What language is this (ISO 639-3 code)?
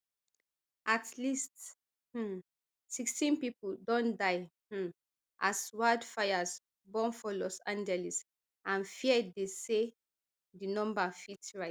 pcm